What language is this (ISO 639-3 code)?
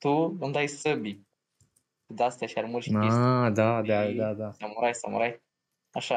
ron